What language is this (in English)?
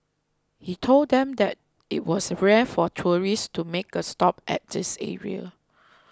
English